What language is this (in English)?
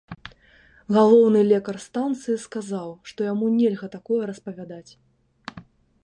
Belarusian